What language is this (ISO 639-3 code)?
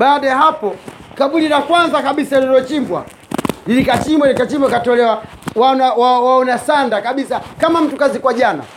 swa